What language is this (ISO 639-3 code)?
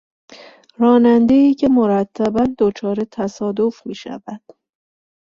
fas